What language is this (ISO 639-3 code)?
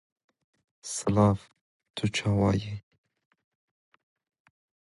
eng